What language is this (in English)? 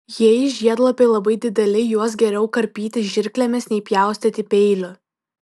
Lithuanian